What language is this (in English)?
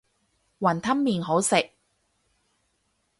Cantonese